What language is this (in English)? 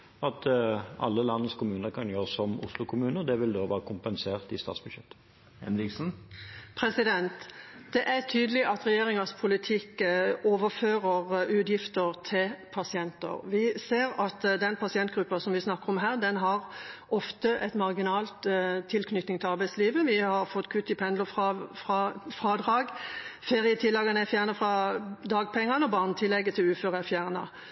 Norwegian Bokmål